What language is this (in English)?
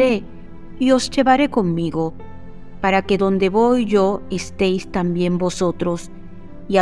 Spanish